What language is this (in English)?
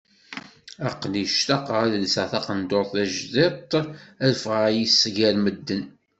Kabyle